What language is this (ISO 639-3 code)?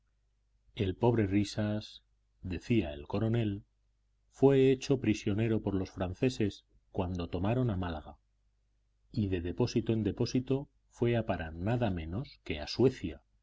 spa